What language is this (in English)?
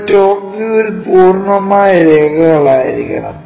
Malayalam